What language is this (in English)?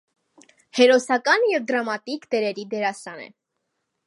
Armenian